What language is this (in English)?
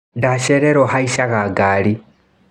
Kikuyu